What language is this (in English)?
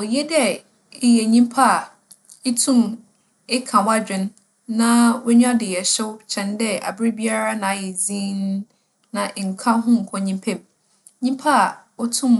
Akan